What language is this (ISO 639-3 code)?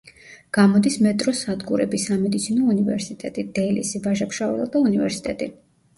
kat